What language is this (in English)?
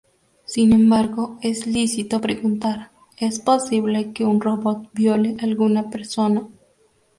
Spanish